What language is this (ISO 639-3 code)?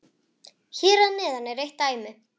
isl